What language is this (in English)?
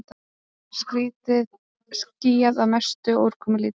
Icelandic